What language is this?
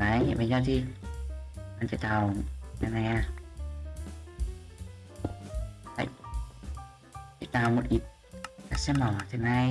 Vietnamese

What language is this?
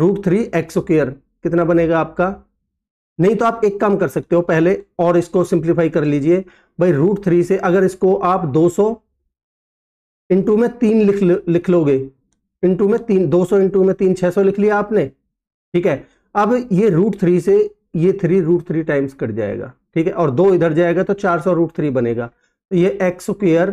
Hindi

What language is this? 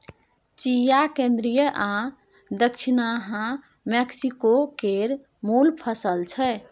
Maithili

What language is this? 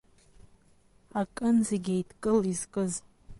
Abkhazian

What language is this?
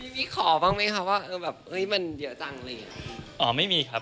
Thai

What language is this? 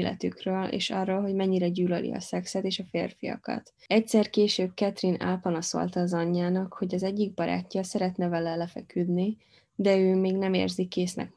Hungarian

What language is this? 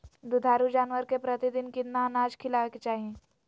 Magahi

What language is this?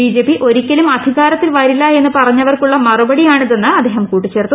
Malayalam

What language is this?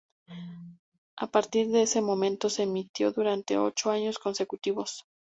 Spanish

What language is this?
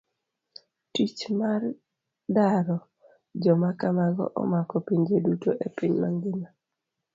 Luo (Kenya and Tanzania)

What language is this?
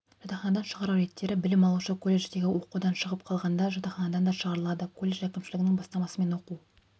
Kazakh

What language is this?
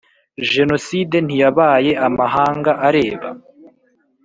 Kinyarwanda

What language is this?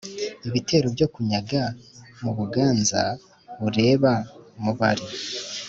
Kinyarwanda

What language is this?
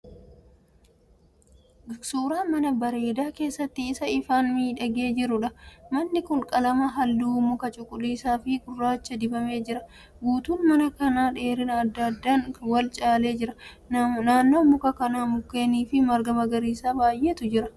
Oromo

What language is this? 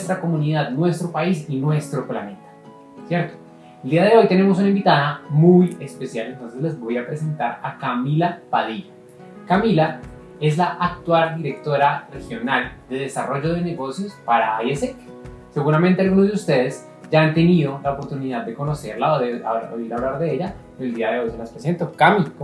Spanish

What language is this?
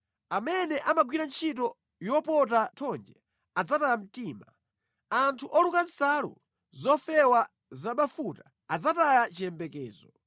Nyanja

